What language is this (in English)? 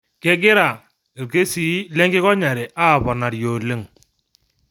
Masai